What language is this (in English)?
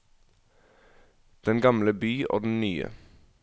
Norwegian